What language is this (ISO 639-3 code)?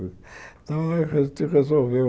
por